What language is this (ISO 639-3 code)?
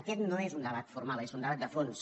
cat